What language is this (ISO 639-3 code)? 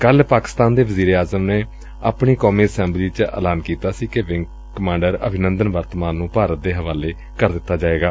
pan